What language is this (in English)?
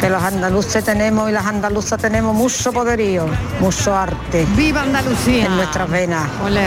Spanish